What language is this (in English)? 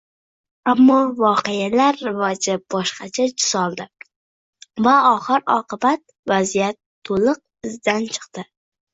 Uzbek